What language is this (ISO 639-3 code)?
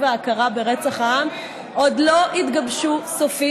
heb